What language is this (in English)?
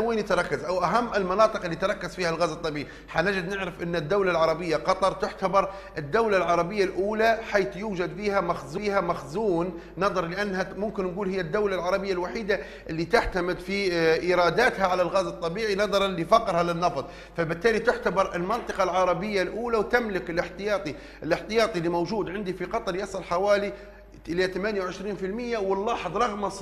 Arabic